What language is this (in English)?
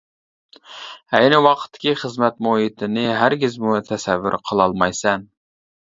Uyghur